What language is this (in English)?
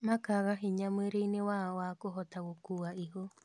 Kikuyu